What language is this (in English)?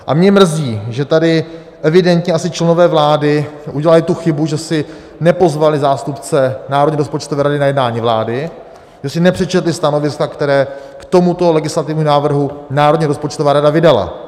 Czech